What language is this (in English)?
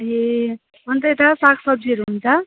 Nepali